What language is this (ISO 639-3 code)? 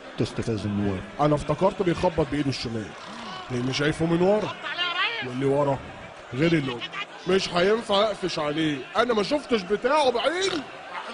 ara